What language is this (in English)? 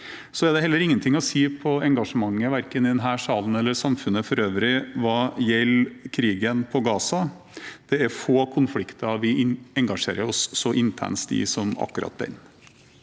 Norwegian